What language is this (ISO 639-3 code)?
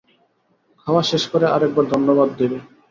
ben